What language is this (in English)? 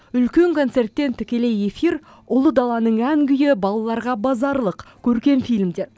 Kazakh